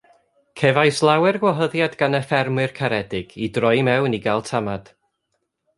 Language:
Welsh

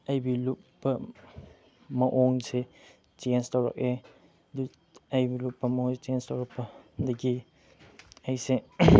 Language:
Manipuri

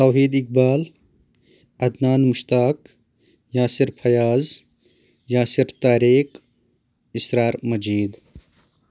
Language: Kashmiri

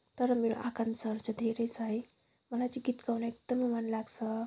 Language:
Nepali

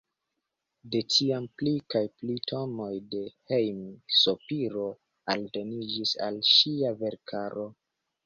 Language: Esperanto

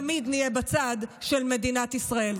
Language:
Hebrew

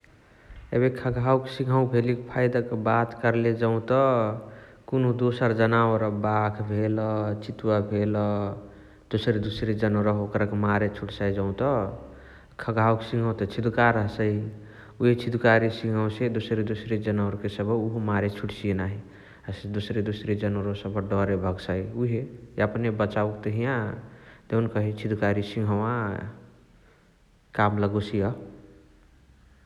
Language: Chitwania Tharu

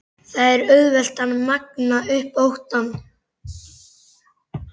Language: Icelandic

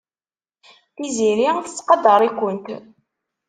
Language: Kabyle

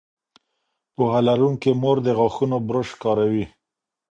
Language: Pashto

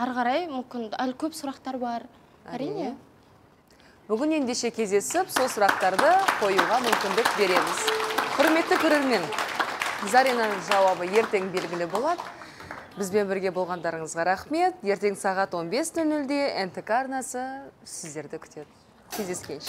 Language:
Russian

